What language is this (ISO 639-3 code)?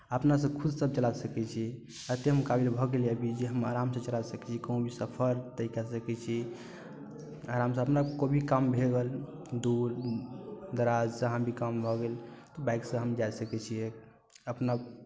mai